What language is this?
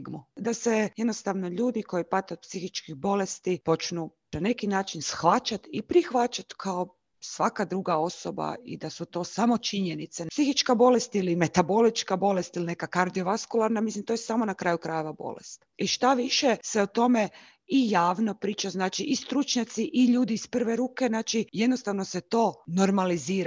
Croatian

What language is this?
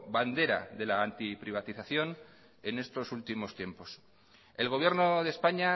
Spanish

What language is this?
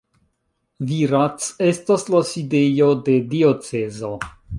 Esperanto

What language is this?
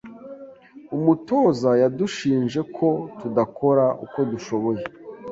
Kinyarwanda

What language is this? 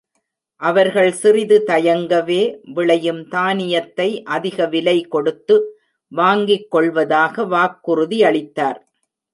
Tamil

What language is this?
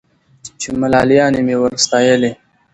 Pashto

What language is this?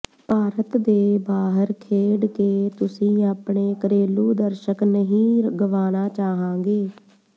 Punjabi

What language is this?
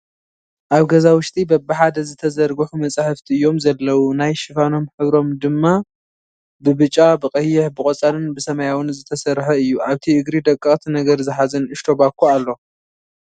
Tigrinya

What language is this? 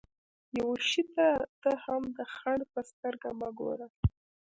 Pashto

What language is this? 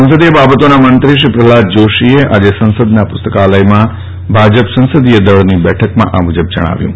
Gujarati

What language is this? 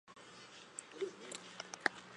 Chinese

